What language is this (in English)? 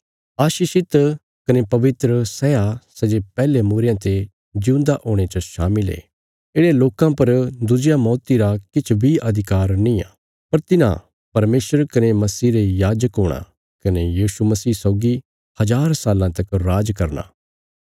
Bilaspuri